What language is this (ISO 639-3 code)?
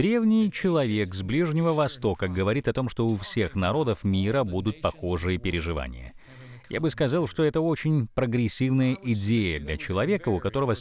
rus